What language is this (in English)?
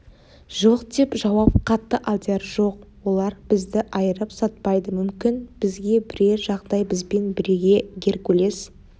Kazakh